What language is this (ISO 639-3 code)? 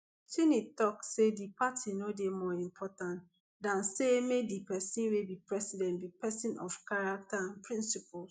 pcm